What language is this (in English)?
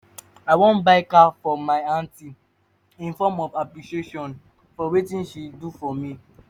Nigerian Pidgin